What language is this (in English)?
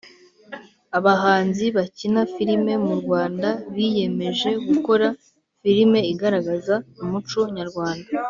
Kinyarwanda